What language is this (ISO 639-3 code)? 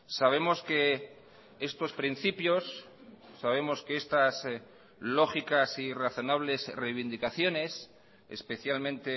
spa